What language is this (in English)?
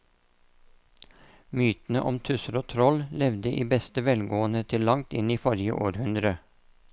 Norwegian